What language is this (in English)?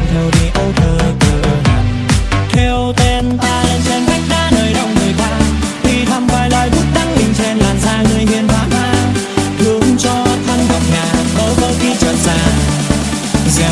Vietnamese